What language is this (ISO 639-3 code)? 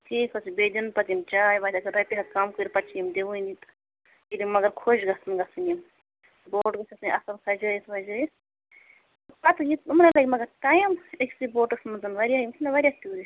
kas